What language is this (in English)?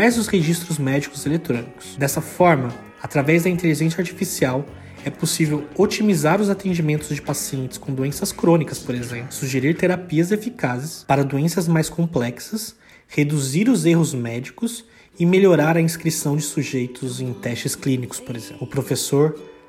Portuguese